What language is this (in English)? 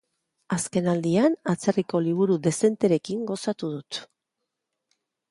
Basque